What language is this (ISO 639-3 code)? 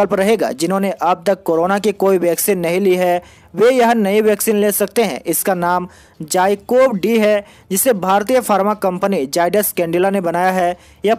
hin